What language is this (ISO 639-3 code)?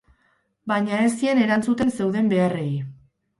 eus